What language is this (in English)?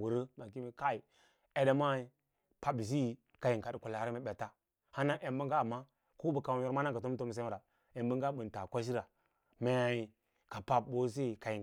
Lala-Roba